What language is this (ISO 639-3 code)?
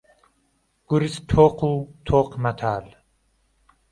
ckb